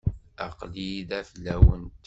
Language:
Kabyle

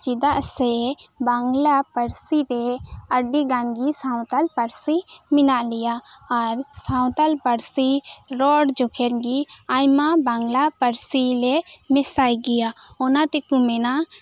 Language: Santali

